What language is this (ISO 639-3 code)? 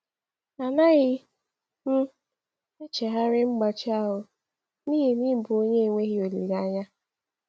ibo